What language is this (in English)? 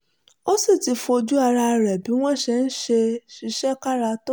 Yoruba